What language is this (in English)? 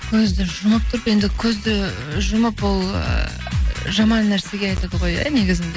Kazakh